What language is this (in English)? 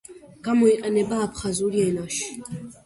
Georgian